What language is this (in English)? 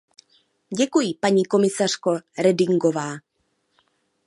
Czech